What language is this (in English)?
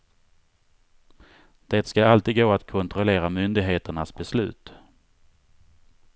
Swedish